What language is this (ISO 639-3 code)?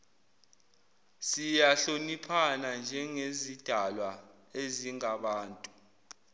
zul